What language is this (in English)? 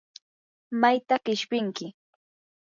Yanahuanca Pasco Quechua